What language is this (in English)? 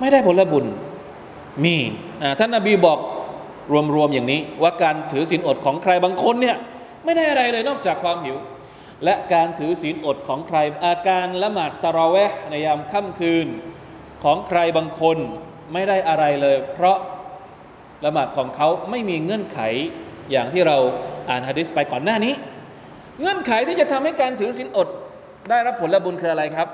Thai